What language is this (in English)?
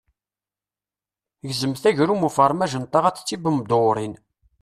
Kabyle